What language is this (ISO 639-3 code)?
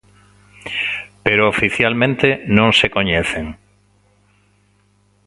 glg